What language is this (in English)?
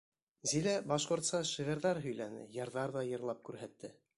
Bashkir